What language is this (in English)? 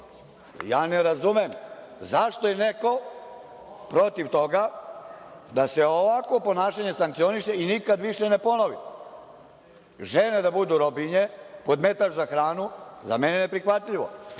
Serbian